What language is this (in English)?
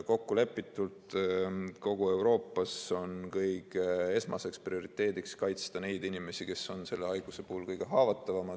Estonian